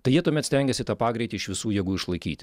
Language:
Lithuanian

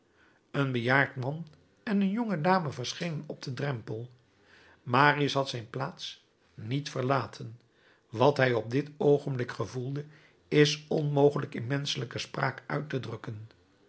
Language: Dutch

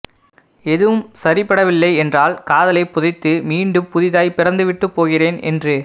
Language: Tamil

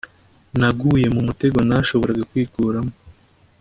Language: Kinyarwanda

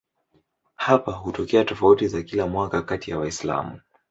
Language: Swahili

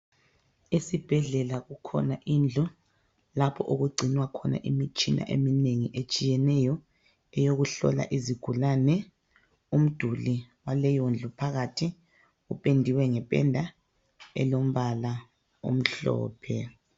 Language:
North Ndebele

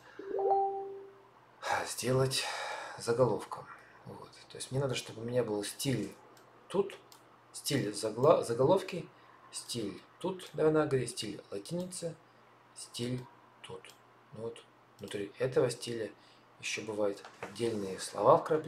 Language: Russian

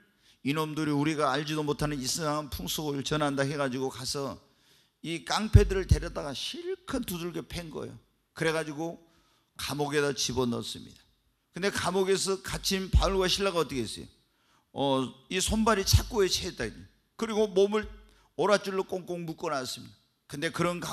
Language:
Korean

